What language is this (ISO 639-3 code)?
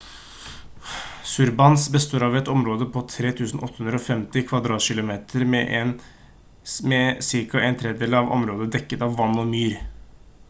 nob